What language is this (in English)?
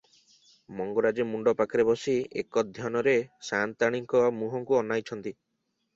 Odia